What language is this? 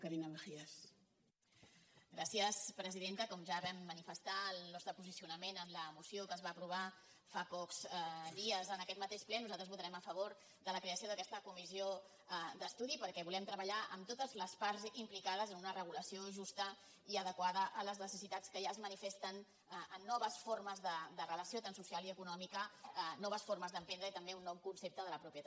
Catalan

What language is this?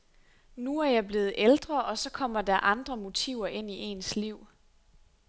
Danish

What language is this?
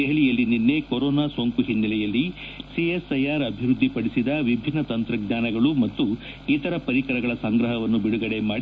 Kannada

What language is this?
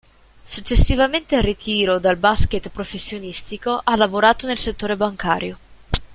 Italian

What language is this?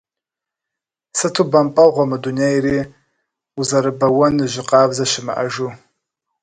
Kabardian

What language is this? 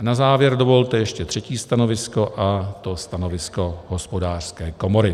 Czech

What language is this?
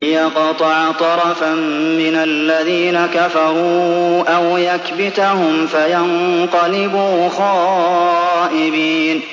Arabic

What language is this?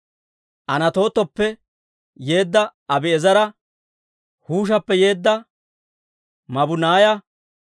Dawro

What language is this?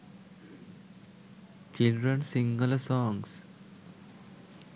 Sinhala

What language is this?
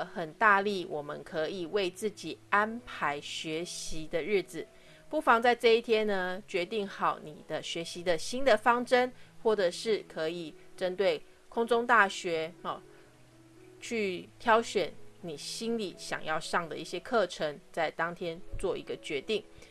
Chinese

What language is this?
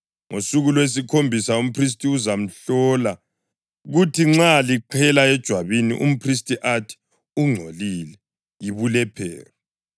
North Ndebele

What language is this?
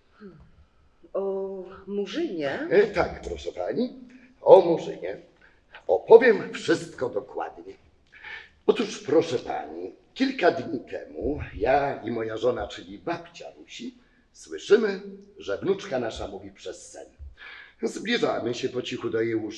Polish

